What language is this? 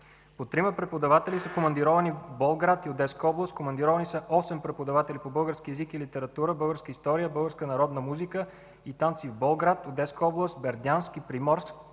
Bulgarian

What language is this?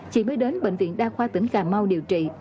Vietnamese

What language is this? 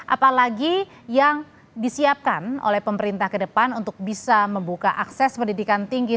Indonesian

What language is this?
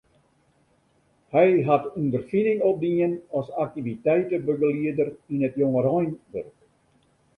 Western Frisian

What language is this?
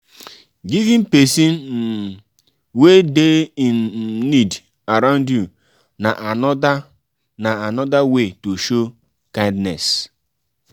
Nigerian Pidgin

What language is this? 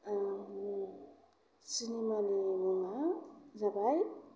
Bodo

